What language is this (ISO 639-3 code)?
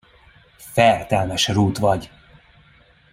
hun